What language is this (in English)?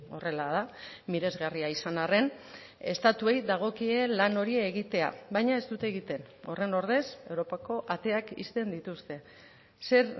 Basque